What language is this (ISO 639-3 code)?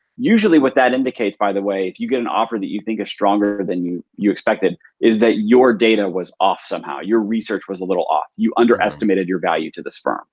eng